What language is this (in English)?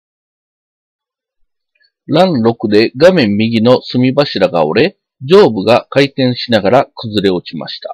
Japanese